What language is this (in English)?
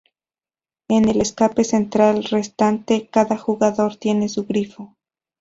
Spanish